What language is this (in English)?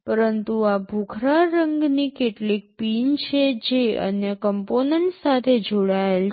Gujarati